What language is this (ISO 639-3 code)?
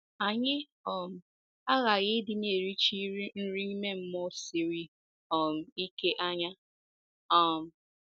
ibo